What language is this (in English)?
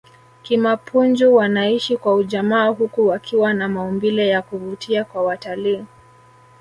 Swahili